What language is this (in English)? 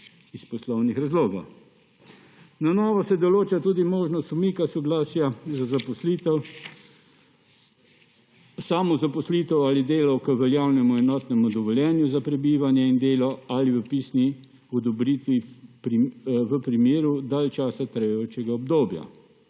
Slovenian